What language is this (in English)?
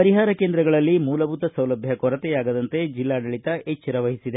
Kannada